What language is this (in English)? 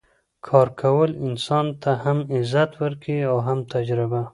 Pashto